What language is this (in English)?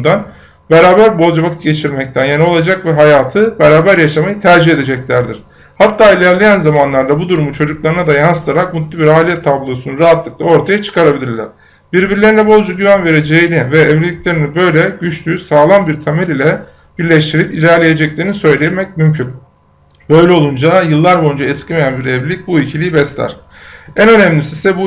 Turkish